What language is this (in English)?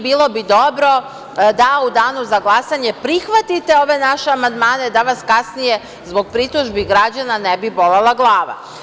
Serbian